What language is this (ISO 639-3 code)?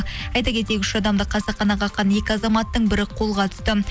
kaz